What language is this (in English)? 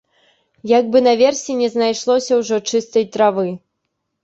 Belarusian